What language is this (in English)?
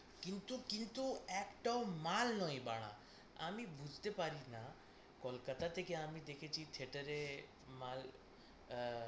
Bangla